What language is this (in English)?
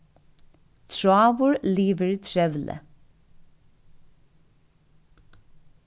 Faroese